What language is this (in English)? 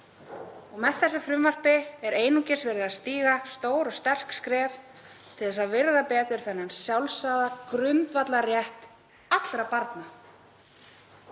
Icelandic